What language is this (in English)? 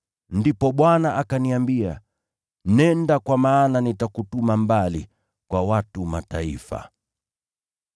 Swahili